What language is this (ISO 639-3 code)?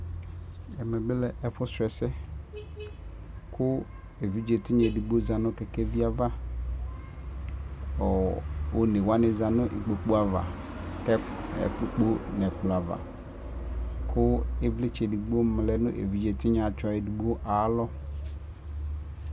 kpo